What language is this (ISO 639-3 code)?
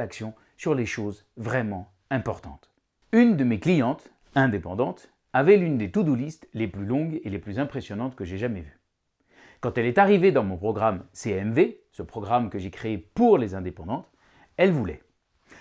fra